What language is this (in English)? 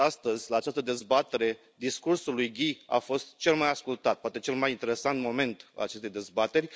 Romanian